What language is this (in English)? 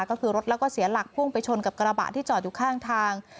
Thai